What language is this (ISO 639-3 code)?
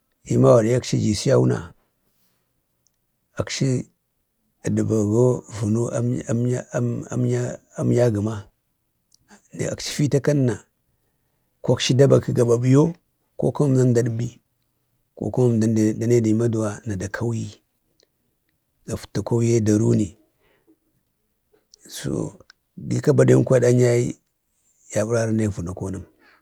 bde